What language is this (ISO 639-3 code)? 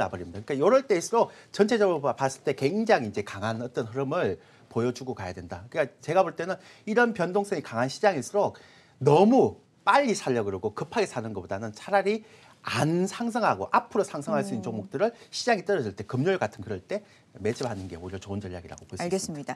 kor